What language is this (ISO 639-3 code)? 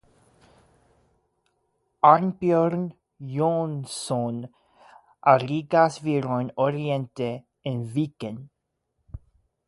epo